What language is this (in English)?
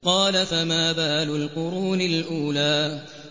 Arabic